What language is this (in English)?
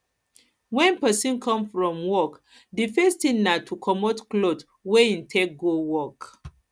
Nigerian Pidgin